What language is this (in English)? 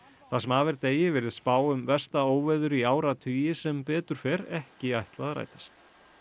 Icelandic